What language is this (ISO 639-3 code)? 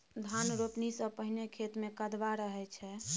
mai